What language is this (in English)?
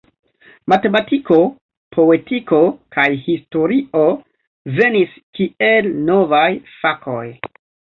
Esperanto